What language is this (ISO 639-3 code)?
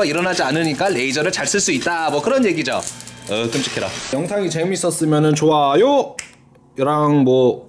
kor